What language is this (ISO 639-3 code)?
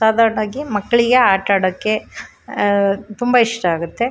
kan